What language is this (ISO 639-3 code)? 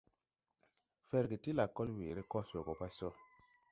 tui